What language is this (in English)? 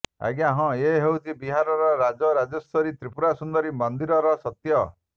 Odia